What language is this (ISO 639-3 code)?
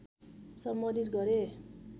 nep